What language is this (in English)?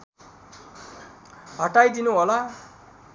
Nepali